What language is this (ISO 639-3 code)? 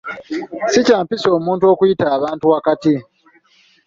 lug